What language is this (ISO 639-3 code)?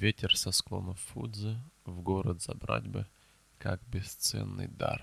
rus